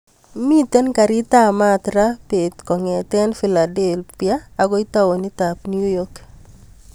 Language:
Kalenjin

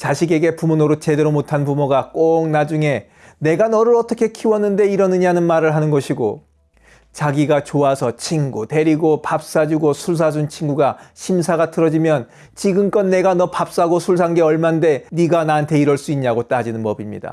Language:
Korean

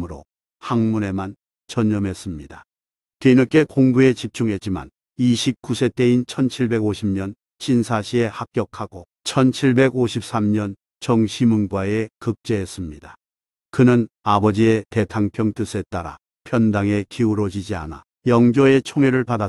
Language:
Korean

